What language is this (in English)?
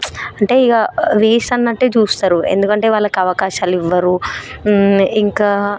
Telugu